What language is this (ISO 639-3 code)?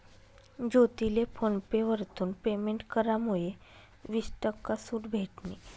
mar